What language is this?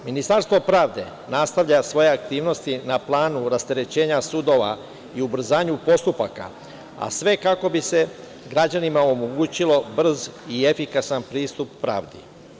Serbian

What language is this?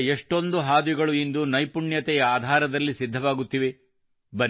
Kannada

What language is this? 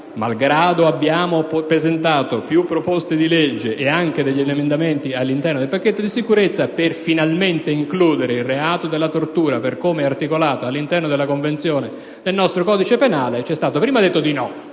Italian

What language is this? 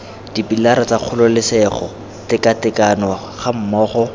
Tswana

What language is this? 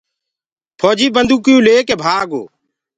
Gurgula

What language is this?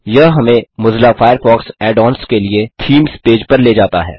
Hindi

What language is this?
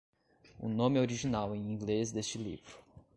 Portuguese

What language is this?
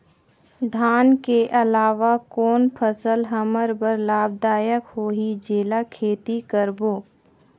Chhattisgarhi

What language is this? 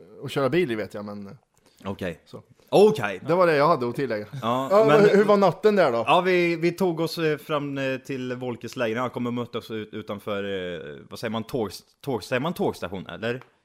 Swedish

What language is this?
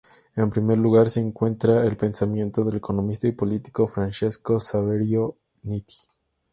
Spanish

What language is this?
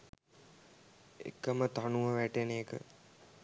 Sinhala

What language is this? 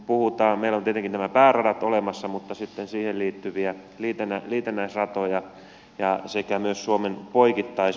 Finnish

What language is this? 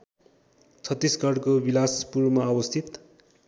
Nepali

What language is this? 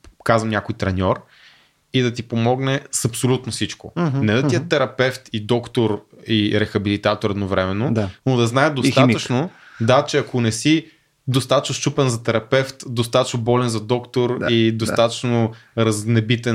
Bulgarian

